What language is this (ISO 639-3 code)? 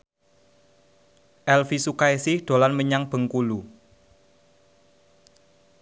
jav